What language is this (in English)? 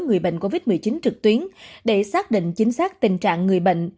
Vietnamese